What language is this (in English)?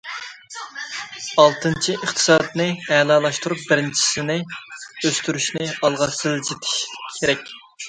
Uyghur